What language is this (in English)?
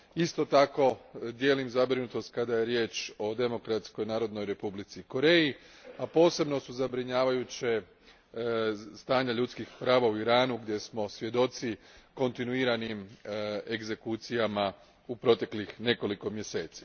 Croatian